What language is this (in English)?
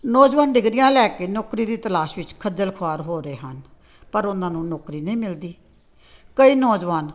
Punjabi